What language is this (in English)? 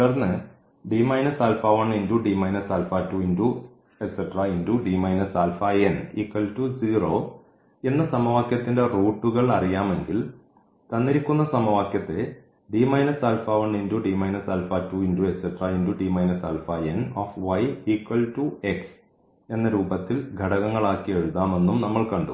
Malayalam